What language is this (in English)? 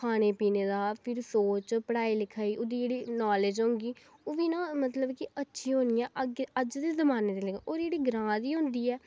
Dogri